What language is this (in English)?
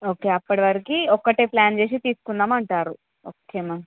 Telugu